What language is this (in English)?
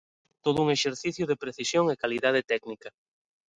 Galician